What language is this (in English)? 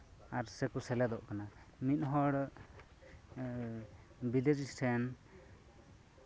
Santali